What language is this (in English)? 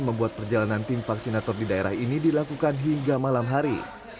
Indonesian